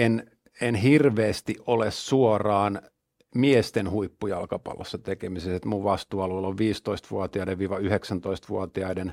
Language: Finnish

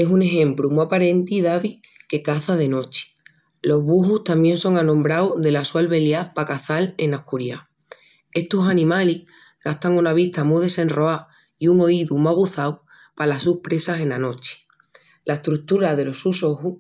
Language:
Extremaduran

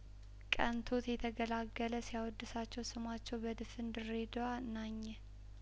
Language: Amharic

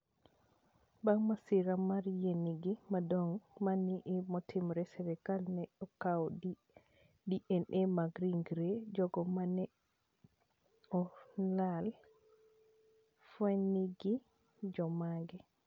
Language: Luo (Kenya and Tanzania)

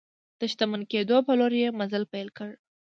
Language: Pashto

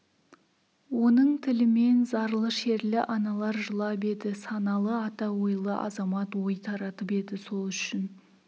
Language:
Kazakh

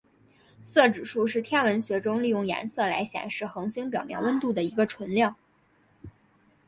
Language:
Chinese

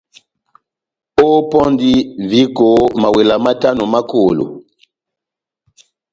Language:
Batanga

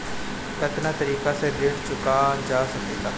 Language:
Bhojpuri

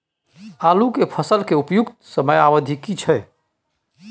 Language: Maithili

